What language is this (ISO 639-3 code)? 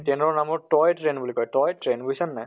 asm